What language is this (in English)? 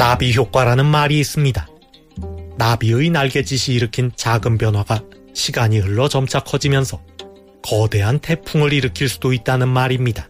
Korean